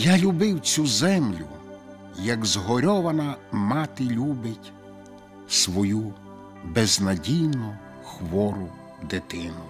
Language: Ukrainian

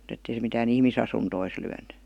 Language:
Finnish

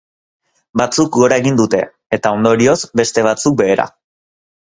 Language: Basque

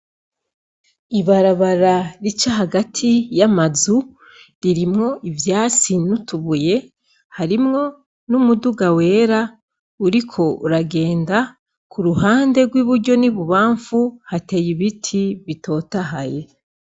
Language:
Rundi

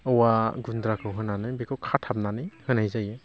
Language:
Bodo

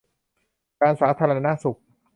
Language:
Thai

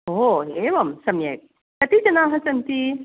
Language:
Sanskrit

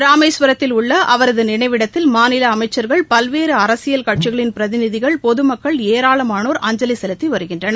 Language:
Tamil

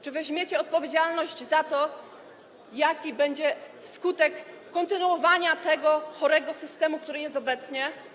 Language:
Polish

